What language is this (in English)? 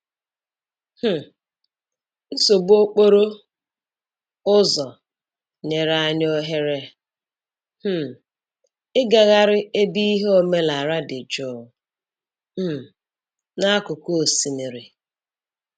Igbo